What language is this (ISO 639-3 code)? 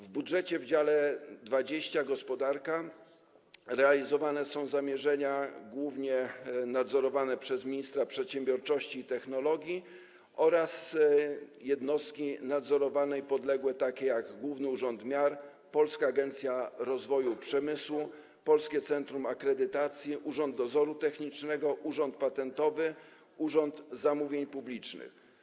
pol